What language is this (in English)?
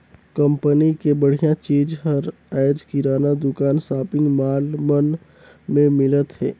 Chhattisgarhi